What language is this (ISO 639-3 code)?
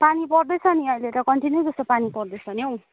nep